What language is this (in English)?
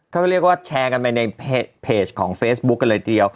Thai